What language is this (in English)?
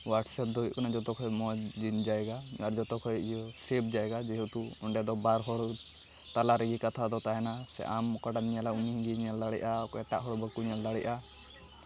Santali